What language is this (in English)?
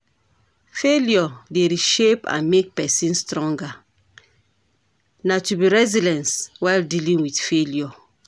Nigerian Pidgin